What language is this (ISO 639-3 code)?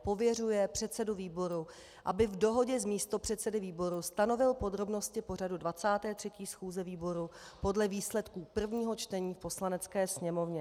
ces